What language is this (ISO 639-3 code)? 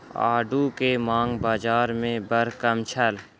mai